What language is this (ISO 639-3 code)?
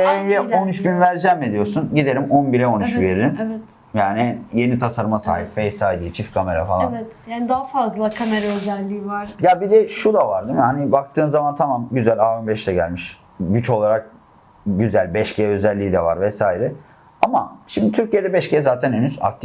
tur